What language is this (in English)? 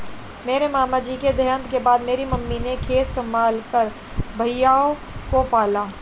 Hindi